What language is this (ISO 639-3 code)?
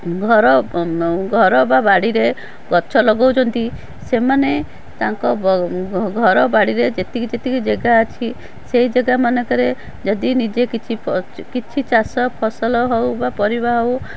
ori